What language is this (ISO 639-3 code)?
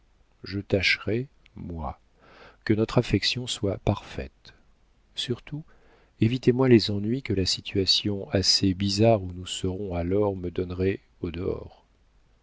fra